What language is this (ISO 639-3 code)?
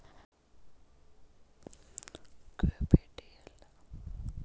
kan